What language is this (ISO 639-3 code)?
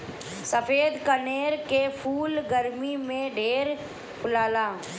bho